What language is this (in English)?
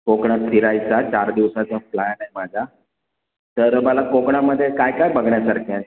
Marathi